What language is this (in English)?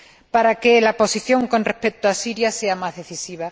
Spanish